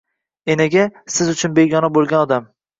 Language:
Uzbek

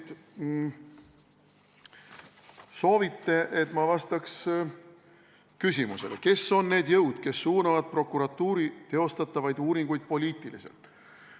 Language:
Estonian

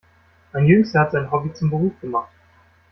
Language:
German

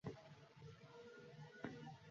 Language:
Bangla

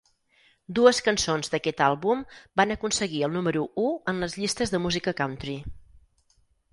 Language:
Catalan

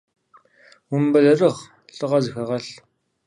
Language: Kabardian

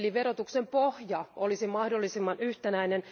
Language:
Finnish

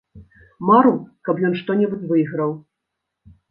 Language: Belarusian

